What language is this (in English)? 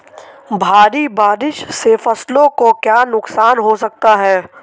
Hindi